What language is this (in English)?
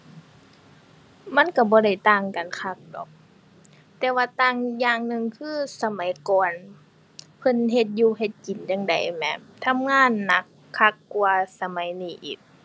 Thai